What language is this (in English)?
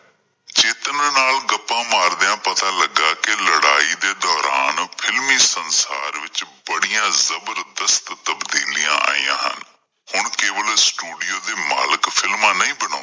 Punjabi